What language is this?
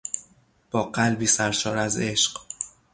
Persian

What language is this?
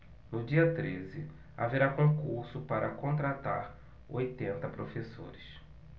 Portuguese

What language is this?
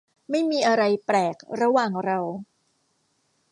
Thai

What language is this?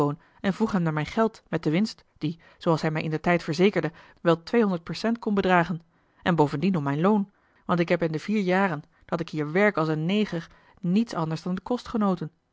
Dutch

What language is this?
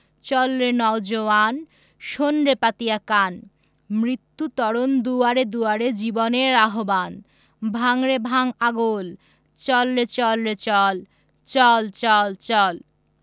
Bangla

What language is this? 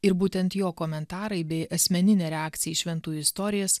Lithuanian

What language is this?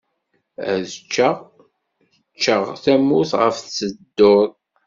Kabyle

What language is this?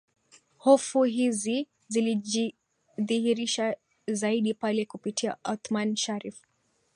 Swahili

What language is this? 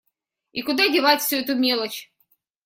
Russian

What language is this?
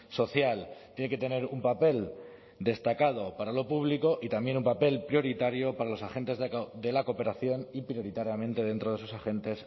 Spanish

